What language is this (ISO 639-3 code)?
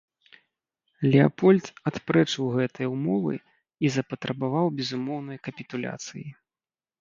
bel